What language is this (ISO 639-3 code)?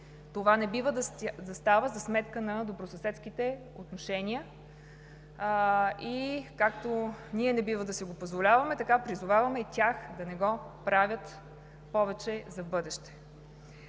bul